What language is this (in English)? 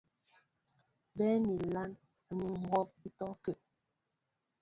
Mbo (Cameroon)